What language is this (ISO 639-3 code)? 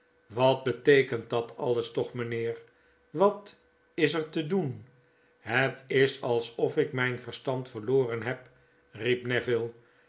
nld